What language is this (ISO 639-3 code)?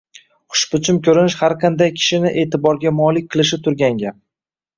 uzb